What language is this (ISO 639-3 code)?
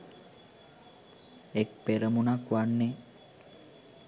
sin